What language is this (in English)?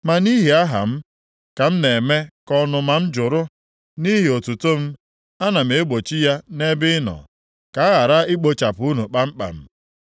Igbo